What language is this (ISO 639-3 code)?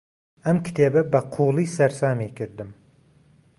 ckb